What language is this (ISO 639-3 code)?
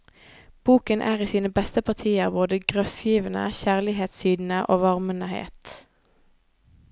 nor